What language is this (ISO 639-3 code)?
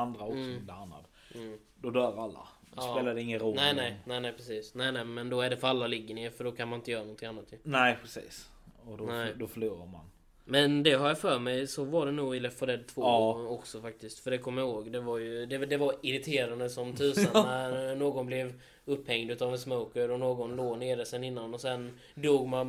swe